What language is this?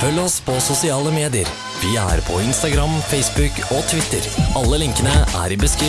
Norwegian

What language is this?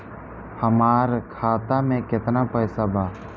Bhojpuri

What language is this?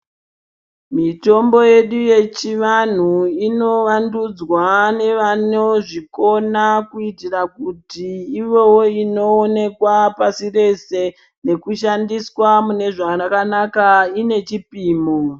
Ndau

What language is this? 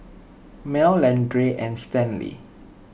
English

